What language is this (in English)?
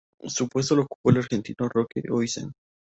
Spanish